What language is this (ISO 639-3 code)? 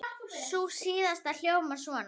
isl